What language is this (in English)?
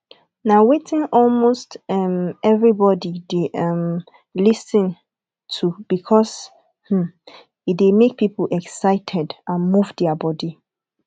Nigerian Pidgin